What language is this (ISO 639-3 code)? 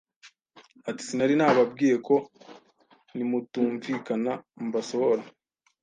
kin